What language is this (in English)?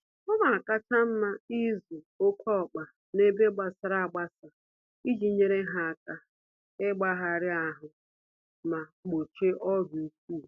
Igbo